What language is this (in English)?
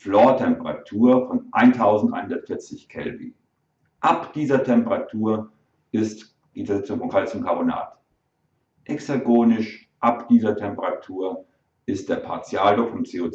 German